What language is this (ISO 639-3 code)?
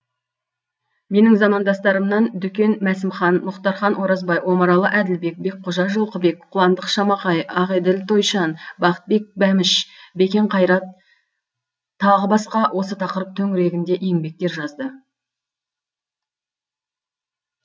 kaz